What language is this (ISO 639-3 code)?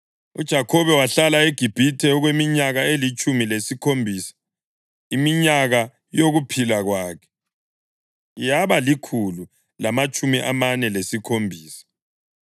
nde